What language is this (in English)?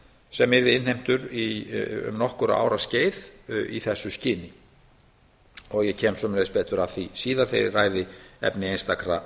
Icelandic